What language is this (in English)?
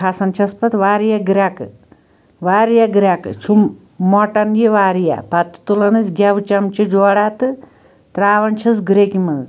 Kashmiri